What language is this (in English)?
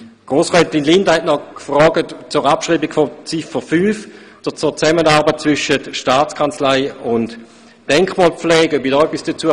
Swiss German